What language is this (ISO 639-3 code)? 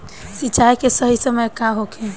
bho